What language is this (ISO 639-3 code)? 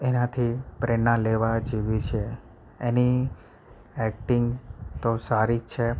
guj